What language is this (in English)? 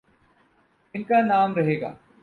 Urdu